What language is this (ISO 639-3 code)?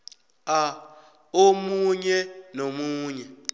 nbl